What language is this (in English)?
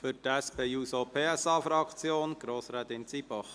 Swiss German